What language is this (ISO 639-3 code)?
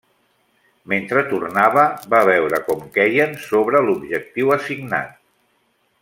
cat